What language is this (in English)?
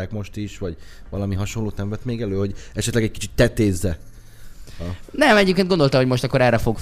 Hungarian